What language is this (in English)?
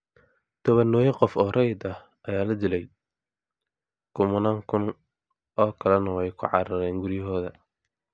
Somali